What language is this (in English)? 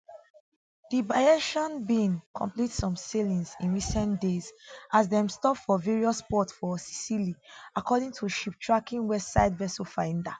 Nigerian Pidgin